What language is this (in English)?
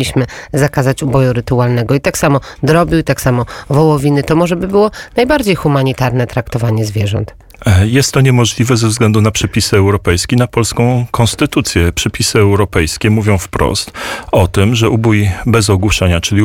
Polish